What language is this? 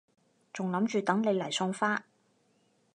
Cantonese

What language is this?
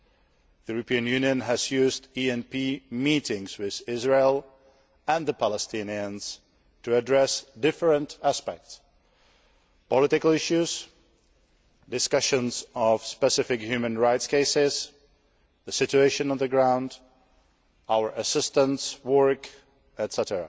English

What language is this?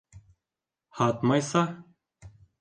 Bashkir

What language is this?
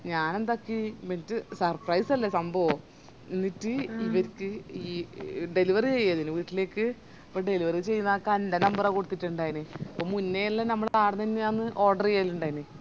Malayalam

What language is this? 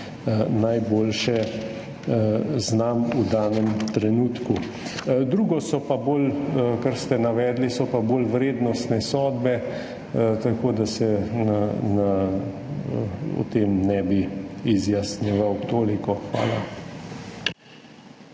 Slovenian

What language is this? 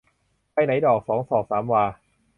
Thai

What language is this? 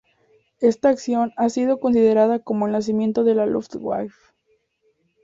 Spanish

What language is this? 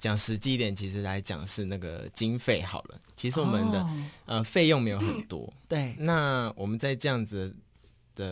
Chinese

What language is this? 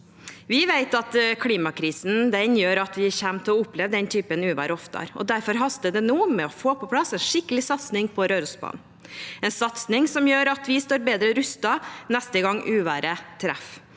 Norwegian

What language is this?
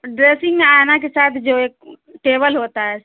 Urdu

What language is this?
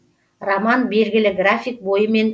Kazakh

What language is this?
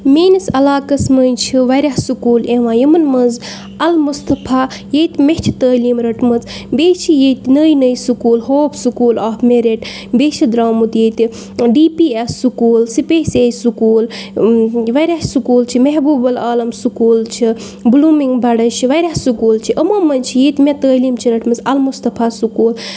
Kashmiri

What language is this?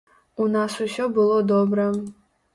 Belarusian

